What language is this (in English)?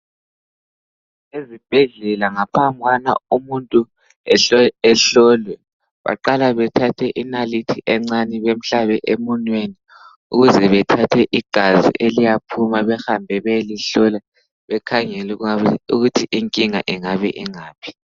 North Ndebele